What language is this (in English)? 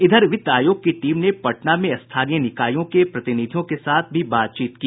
Hindi